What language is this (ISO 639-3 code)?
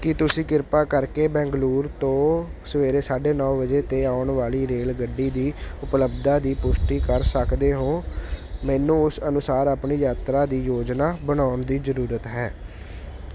pan